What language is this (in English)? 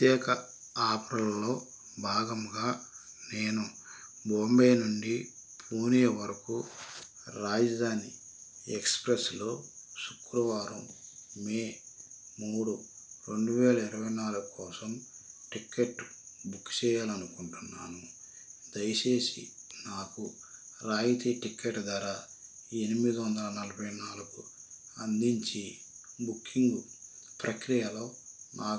Telugu